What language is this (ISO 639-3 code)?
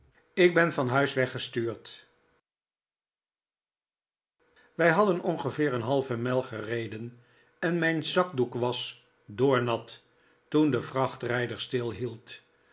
nld